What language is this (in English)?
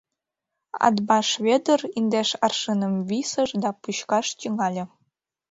Mari